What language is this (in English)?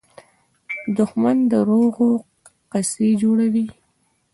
Pashto